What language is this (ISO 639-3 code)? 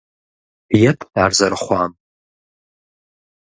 kbd